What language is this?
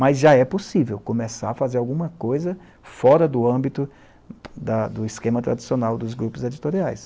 Portuguese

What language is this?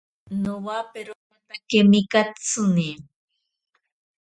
Ashéninka Perené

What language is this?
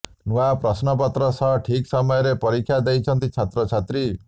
Odia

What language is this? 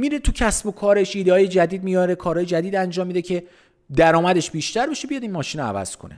Persian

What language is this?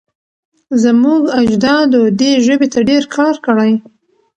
Pashto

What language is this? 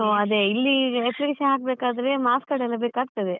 Kannada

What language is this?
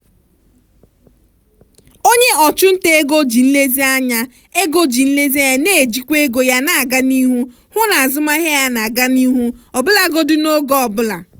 Igbo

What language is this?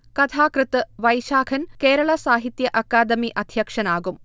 Malayalam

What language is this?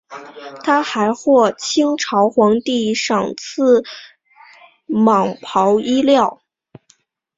Chinese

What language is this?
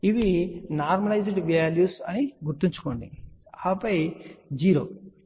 Telugu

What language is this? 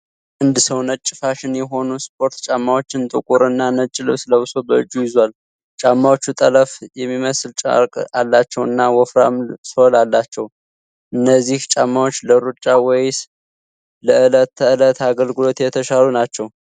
Amharic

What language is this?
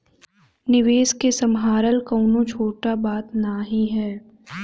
Bhojpuri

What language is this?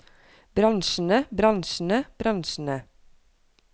Norwegian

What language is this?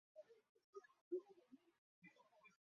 Chinese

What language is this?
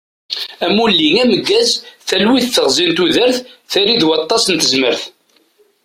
Kabyle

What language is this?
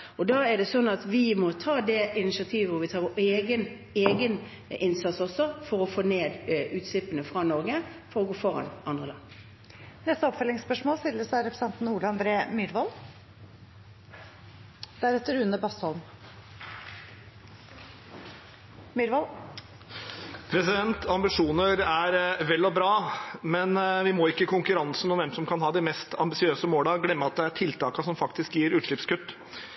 Norwegian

